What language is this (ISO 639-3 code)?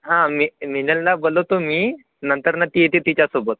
mar